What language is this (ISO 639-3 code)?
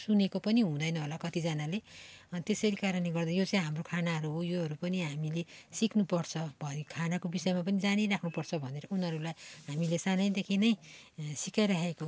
nep